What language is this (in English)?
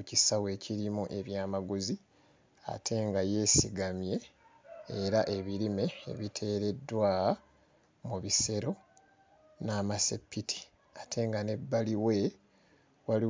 Ganda